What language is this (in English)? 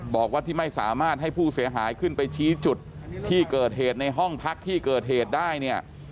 Thai